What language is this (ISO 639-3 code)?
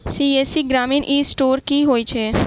mai